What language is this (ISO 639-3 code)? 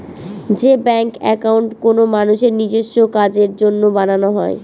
ben